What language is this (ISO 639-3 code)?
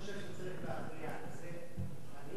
heb